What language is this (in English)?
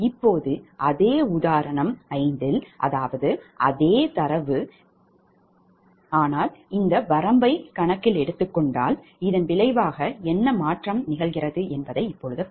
Tamil